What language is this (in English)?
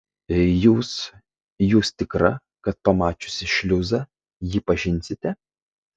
Lithuanian